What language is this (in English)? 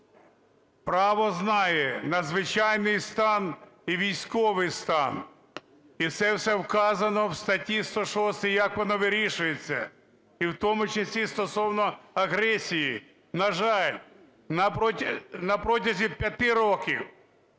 Ukrainian